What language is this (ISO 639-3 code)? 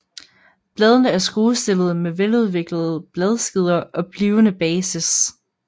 dan